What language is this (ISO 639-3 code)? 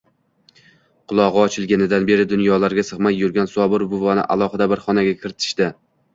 uzb